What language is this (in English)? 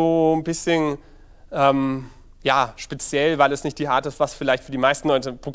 German